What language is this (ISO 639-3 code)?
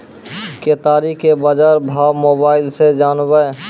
mai